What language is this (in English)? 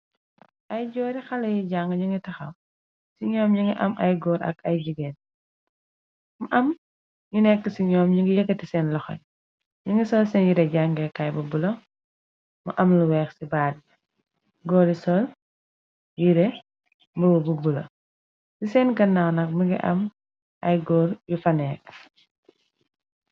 Wolof